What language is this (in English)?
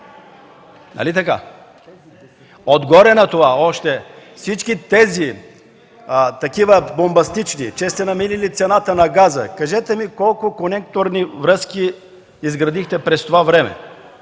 Bulgarian